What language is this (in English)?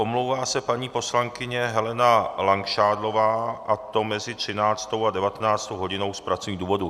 Czech